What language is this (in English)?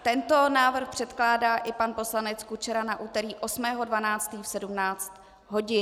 Czech